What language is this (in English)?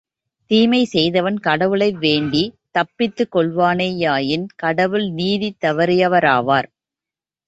Tamil